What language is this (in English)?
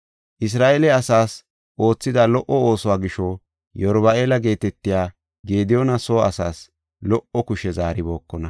Gofa